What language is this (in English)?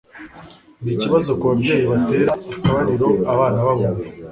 Kinyarwanda